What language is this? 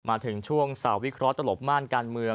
Thai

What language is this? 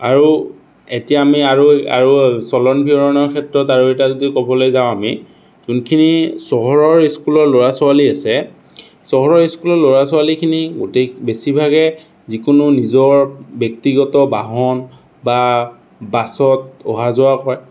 Assamese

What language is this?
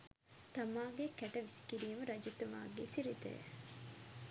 Sinhala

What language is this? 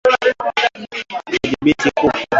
Swahili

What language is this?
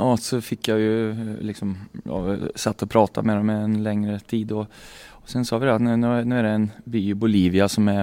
Swedish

